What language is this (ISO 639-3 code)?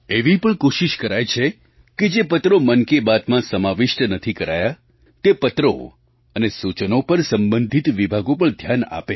guj